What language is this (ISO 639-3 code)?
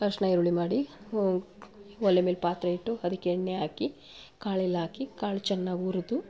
kan